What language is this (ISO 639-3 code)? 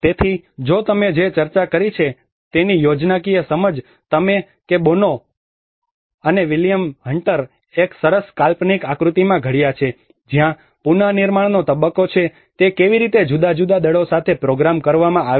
guj